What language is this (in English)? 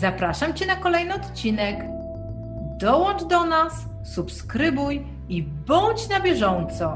Polish